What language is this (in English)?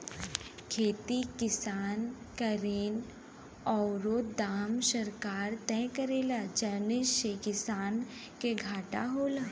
Bhojpuri